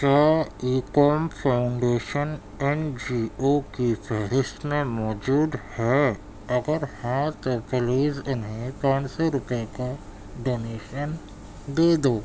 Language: Urdu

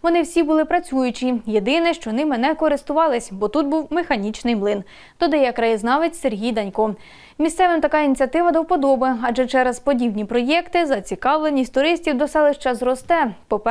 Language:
Ukrainian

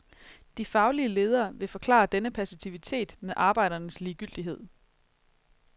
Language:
Danish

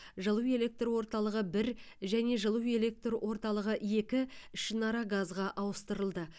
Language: Kazakh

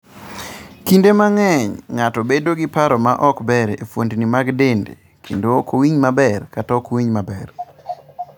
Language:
Luo (Kenya and Tanzania)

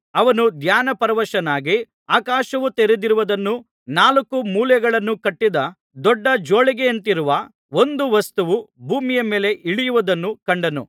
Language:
Kannada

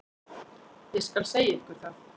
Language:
Icelandic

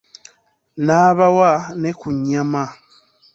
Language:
Ganda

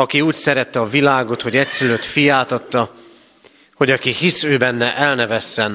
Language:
Hungarian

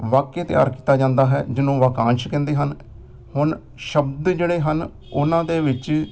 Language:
Punjabi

